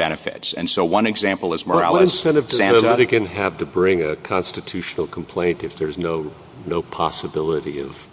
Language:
English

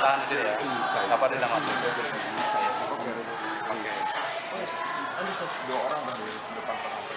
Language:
Indonesian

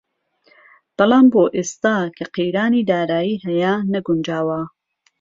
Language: Central Kurdish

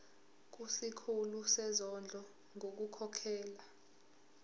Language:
Zulu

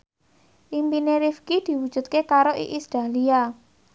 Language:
Javanese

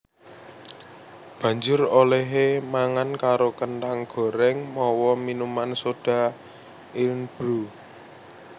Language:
Javanese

